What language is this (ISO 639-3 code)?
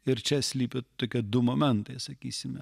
lit